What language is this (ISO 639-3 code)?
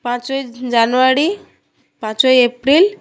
ben